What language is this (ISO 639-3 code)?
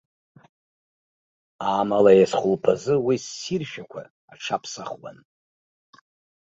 abk